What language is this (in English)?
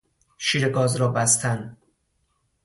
Persian